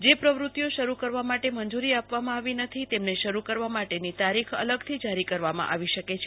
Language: Gujarati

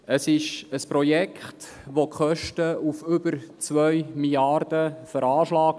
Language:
Swiss German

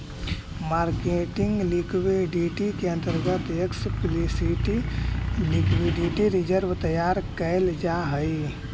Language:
Magahi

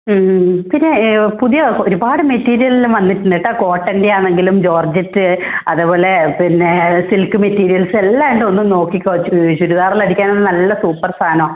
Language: Malayalam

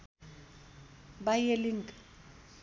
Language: Nepali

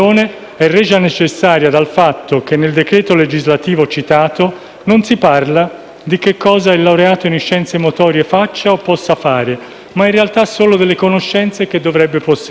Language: Italian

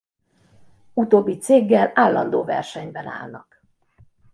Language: Hungarian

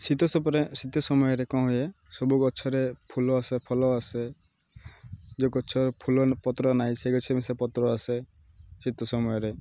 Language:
Odia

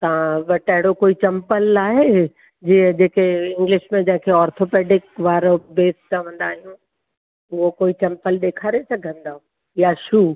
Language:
Sindhi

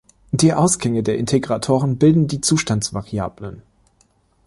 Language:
German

